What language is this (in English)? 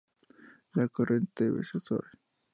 Spanish